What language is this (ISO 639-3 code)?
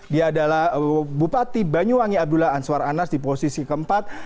ind